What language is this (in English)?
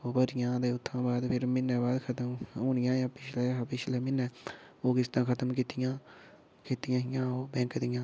Dogri